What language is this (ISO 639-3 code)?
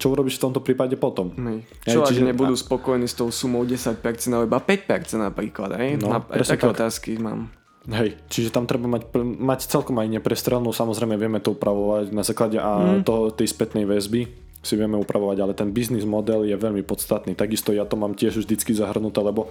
slk